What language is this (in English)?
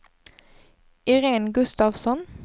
Swedish